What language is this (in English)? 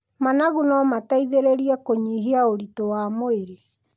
Kikuyu